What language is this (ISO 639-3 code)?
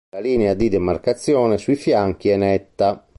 ita